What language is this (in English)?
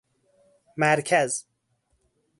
Persian